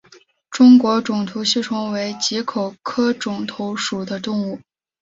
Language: Chinese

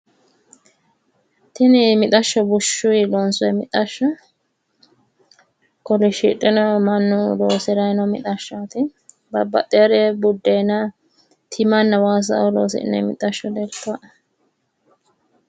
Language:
Sidamo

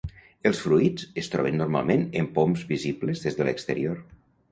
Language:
Catalan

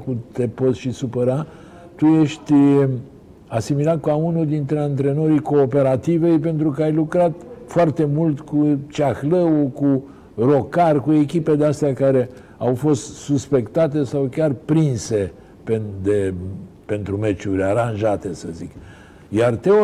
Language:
Romanian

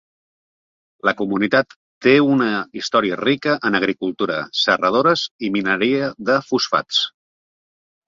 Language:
Catalan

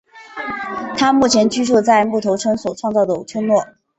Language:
Chinese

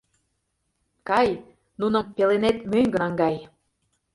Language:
Mari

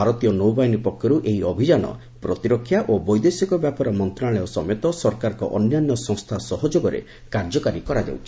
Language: Odia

